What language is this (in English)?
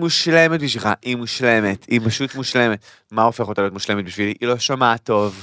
Hebrew